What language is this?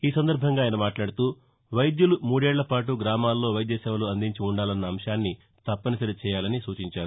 Telugu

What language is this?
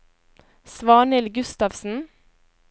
Norwegian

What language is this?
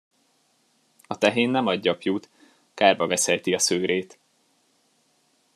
Hungarian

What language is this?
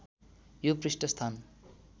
Nepali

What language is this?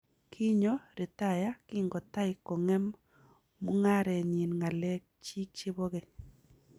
Kalenjin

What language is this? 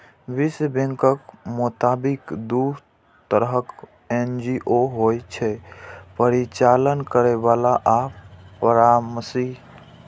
Maithili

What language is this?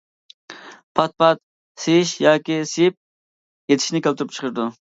Uyghur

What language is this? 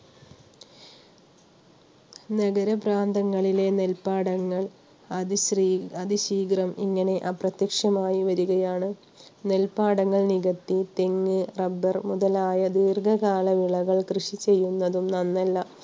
Malayalam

